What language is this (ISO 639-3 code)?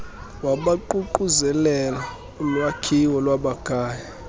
xho